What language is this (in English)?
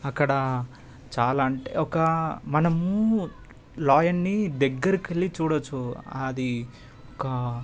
Telugu